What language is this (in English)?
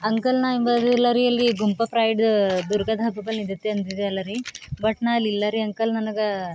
Kannada